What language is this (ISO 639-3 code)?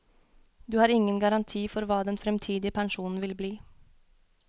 nor